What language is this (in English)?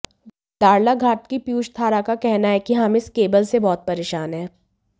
Hindi